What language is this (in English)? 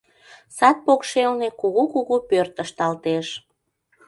Mari